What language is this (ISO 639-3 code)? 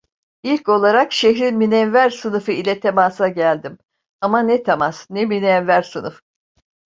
tur